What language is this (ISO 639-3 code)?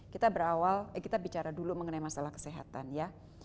ind